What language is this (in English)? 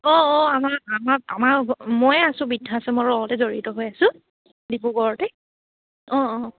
Assamese